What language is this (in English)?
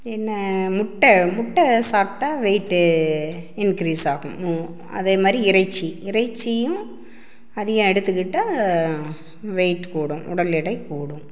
Tamil